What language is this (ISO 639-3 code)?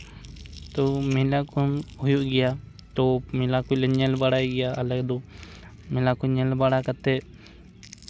sat